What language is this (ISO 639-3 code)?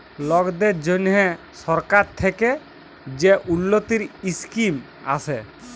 ben